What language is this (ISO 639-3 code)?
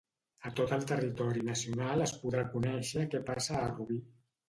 cat